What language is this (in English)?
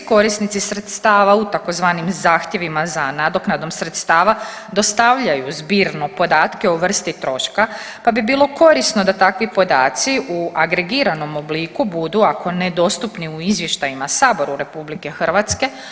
Croatian